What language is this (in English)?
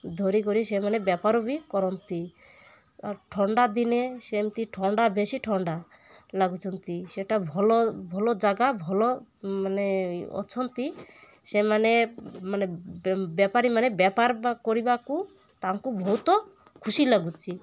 Odia